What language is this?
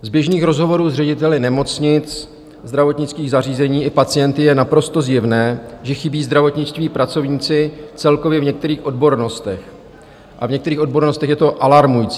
Czech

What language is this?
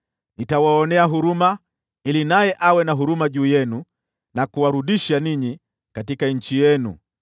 Swahili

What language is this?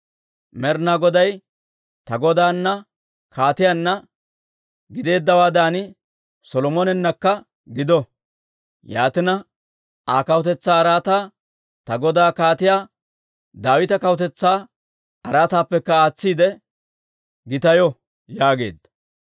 Dawro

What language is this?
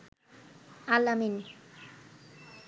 Bangla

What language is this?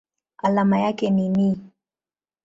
Swahili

